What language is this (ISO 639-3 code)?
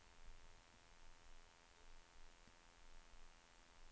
swe